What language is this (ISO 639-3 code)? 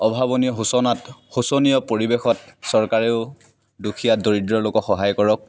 asm